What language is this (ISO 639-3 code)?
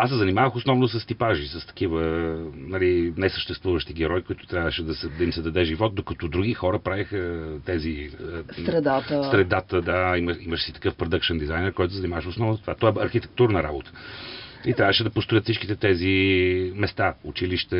bul